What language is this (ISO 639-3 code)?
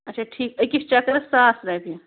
kas